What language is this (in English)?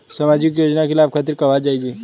Bhojpuri